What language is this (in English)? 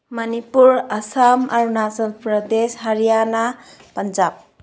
Manipuri